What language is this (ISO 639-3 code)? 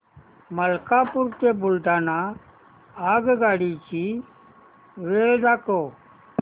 mar